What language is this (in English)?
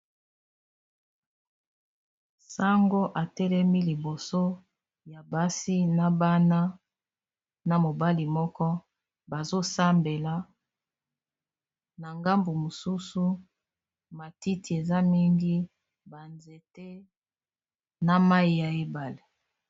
Lingala